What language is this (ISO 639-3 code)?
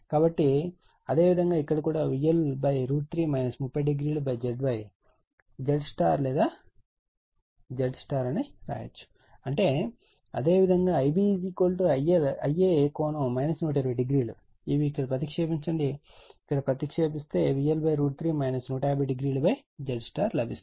tel